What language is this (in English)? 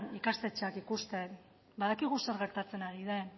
Basque